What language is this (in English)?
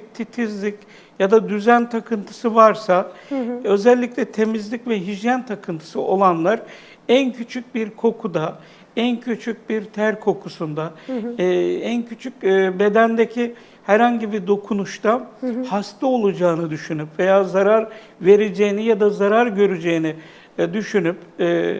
Turkish